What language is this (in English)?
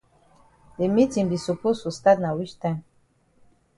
Cameroon Pidgin